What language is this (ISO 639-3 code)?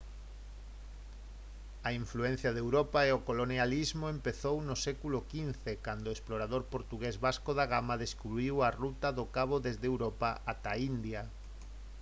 glg